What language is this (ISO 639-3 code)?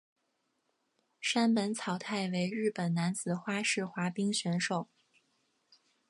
zho